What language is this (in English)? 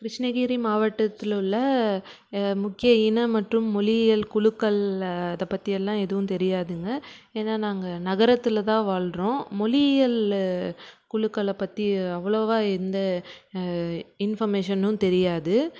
Tamil